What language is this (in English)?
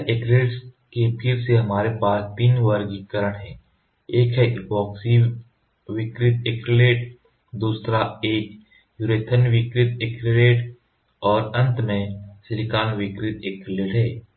Hindi